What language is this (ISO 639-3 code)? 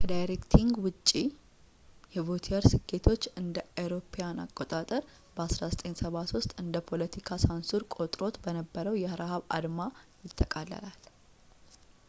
amh